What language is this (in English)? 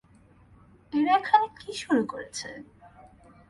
Bangla